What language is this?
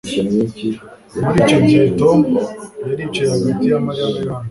Kinyarwanda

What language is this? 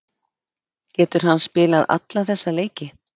Icelandic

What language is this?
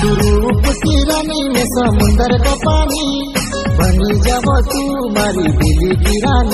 Arabic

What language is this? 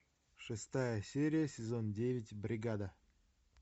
Russian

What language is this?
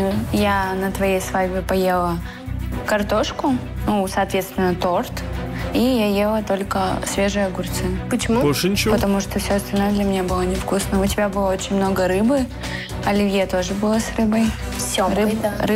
Russian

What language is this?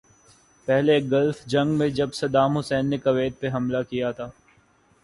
Urdu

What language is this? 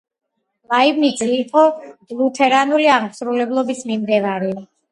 Georgian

